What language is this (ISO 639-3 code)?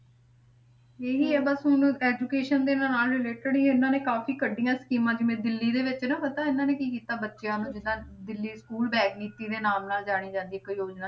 pan